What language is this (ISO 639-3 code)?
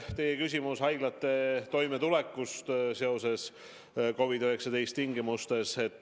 est